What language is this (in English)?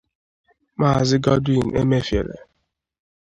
Igbo